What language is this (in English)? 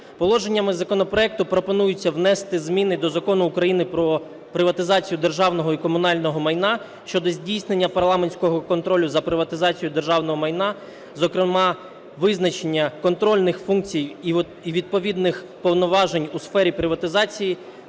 Ukrainian